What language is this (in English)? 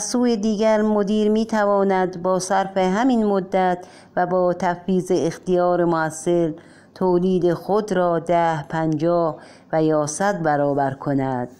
Persian